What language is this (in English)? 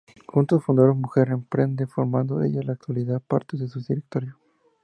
Spanish